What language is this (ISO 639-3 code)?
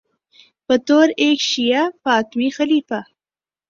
urd